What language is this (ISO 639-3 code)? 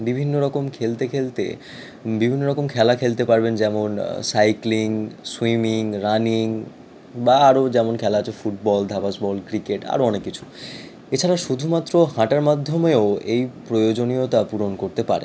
ben